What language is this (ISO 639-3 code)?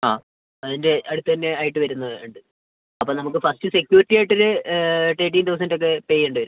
mal